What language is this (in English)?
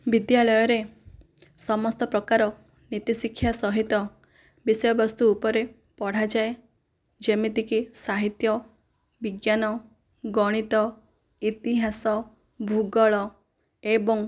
Odia